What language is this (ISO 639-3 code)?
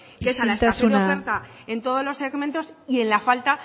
spa